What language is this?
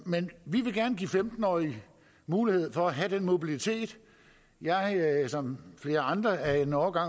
Danish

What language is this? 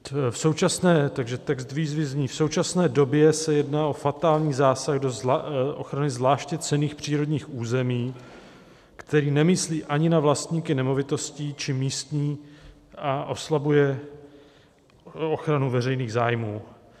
Czech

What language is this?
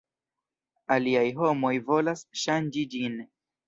Esperanto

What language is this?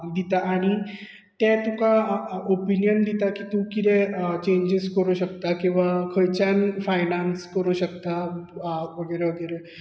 Konkani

